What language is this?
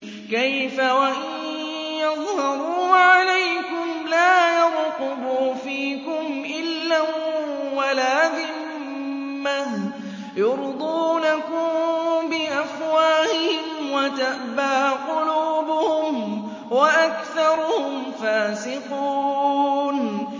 Arabic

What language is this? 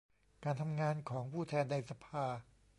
Thai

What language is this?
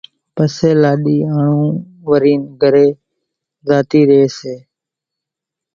Kachi Koli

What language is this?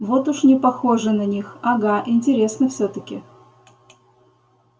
Russian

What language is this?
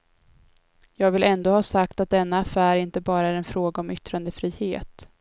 Swedish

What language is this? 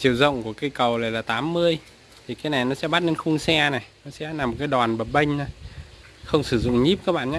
Vietnamese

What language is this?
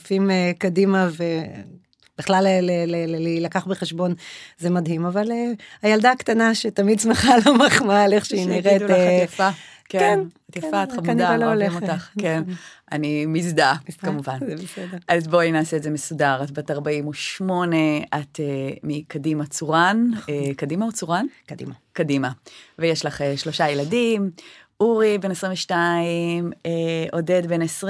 Hebrew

